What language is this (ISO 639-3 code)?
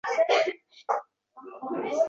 uzb